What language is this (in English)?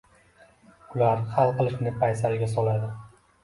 Uzbek